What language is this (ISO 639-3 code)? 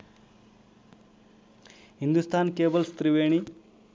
nep